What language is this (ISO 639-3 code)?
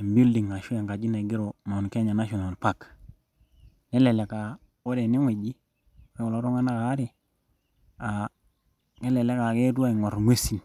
mas